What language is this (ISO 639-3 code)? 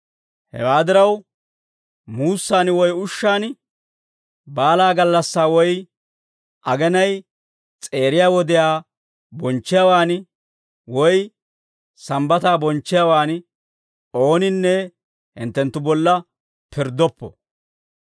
dwr